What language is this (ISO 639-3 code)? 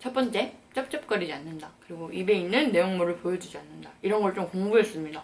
kor